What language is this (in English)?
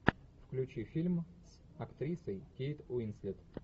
Russian